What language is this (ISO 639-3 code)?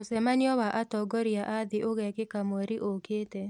kik